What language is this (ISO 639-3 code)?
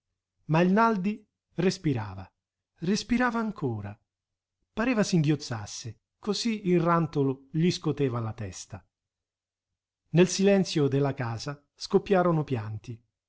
ita